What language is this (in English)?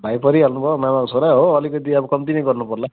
Nepali